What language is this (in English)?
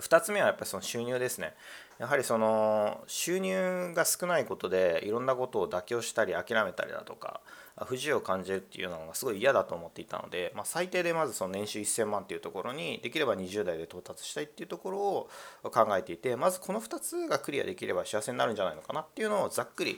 Japanese